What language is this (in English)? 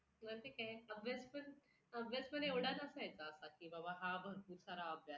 Marathi